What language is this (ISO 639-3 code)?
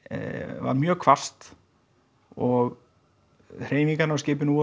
isl